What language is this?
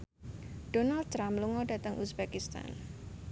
Javanese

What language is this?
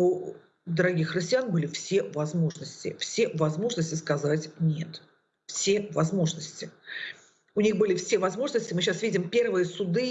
Russian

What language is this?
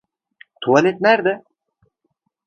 Turkish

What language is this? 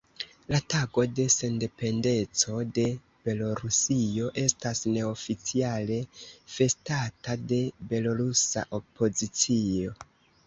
Esperanto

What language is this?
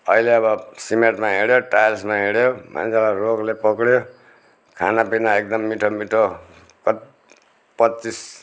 Nepali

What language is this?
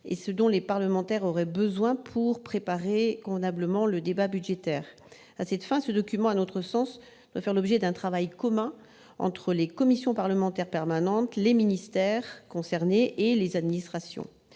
French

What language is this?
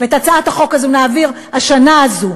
Hebrew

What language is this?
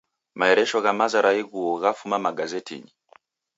Taita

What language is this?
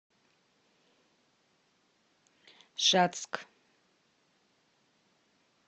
Russian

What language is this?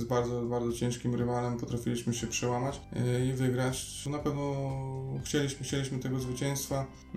Polish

